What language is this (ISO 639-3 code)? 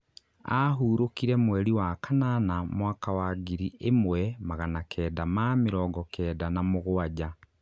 kik